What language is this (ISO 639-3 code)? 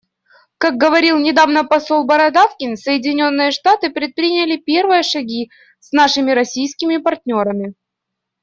rus